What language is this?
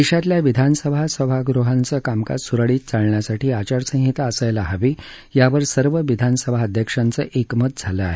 Marathi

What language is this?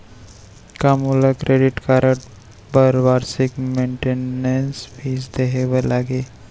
Chhattisgarhi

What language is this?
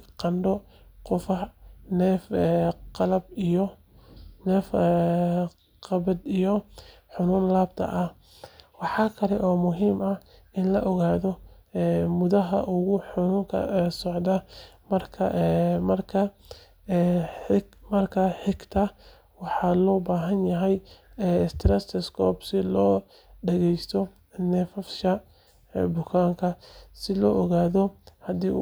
Somali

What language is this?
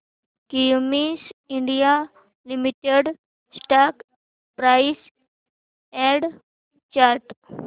Marathi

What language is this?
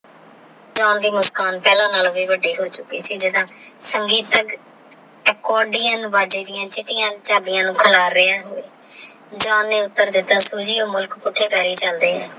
Punjabi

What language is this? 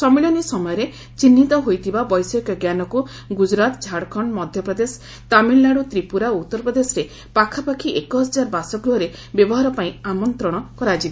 Odia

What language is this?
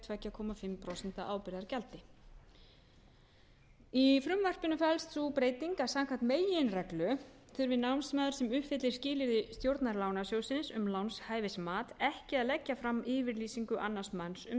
Icelandic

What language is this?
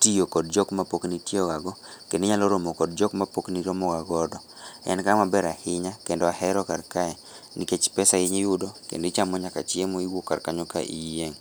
Luo (Kenya and Tanzania)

